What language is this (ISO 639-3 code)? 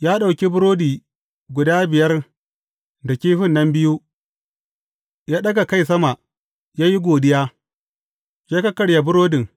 hau